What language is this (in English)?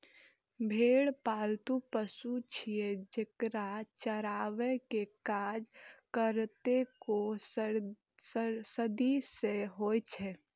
Maithili